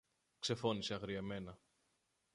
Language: Greek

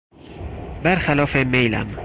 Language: Persian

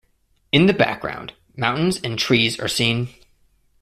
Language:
English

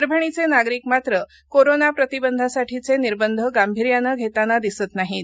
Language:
Marathi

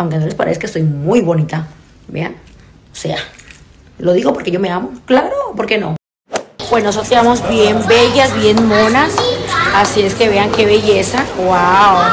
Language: Spanish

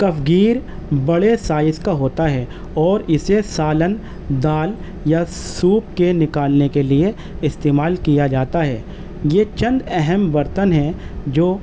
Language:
Urdu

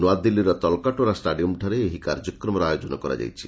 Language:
Odia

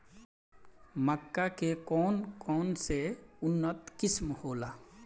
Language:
Bhojpuri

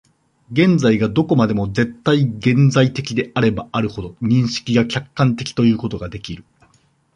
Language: Japanese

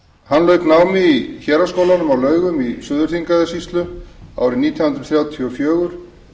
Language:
Icelandic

